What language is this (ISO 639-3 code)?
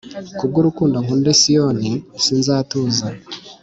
kin